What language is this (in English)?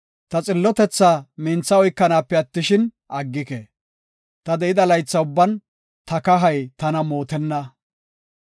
Gofa